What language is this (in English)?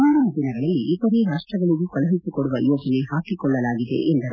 Kannada